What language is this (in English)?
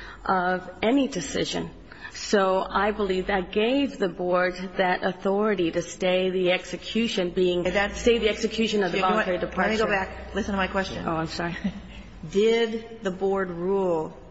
English